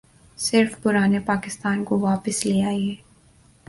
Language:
Urdu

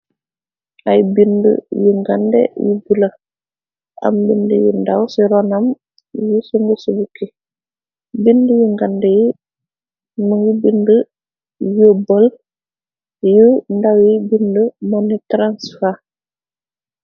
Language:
Wolof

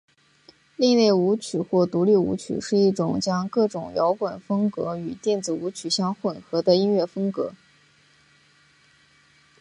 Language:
Chinese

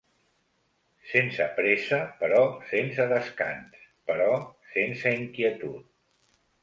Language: Catalan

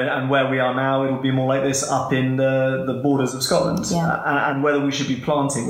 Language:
English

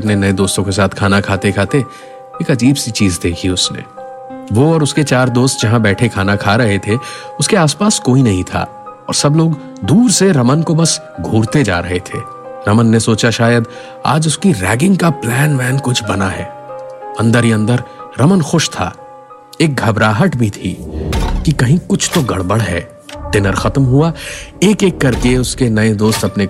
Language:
Hindi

